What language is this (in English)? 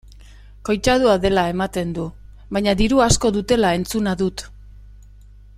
Basque